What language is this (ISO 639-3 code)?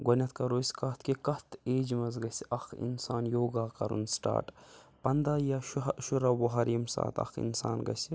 kas